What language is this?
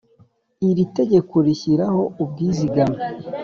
Kinyarwanda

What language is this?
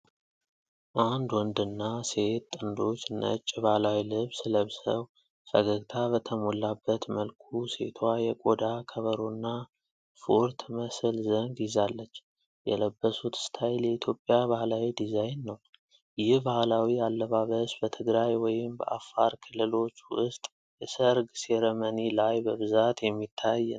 Amharic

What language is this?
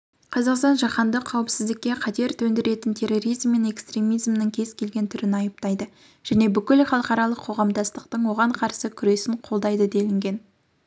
Kazakh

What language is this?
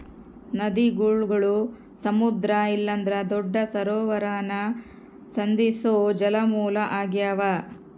Kannada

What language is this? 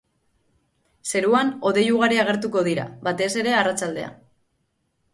Basque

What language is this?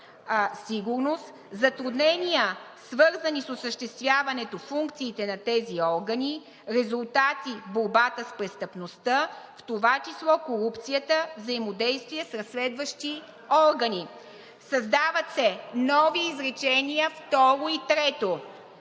Bulgarian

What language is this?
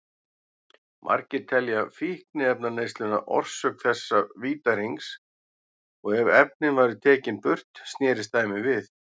Icelandic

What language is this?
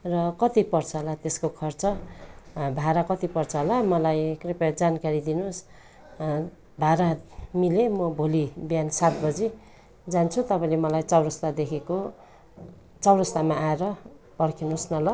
Nepali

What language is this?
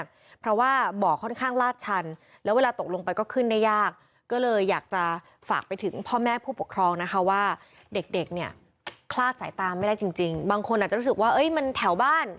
Thai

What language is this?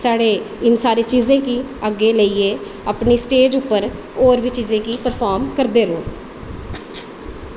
Dogri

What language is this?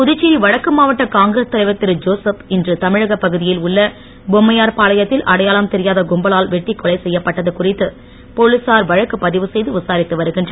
Tamil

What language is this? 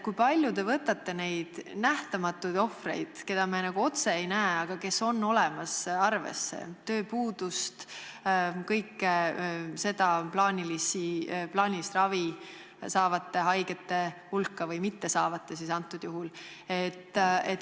Estonian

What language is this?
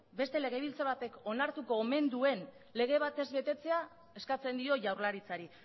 Basque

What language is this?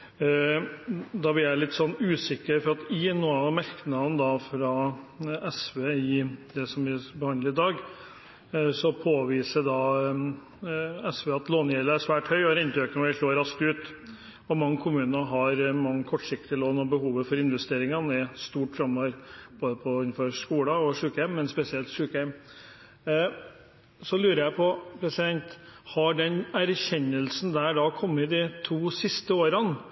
Norwegian Bokmål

